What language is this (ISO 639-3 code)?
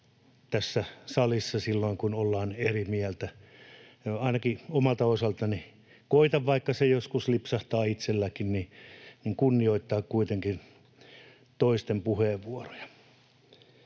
fin